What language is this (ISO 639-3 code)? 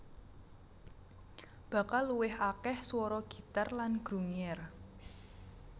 jav